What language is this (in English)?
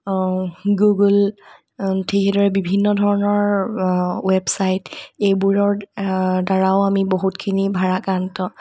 Assamese